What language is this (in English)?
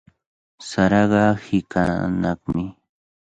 Cajatambo North Lima Quechua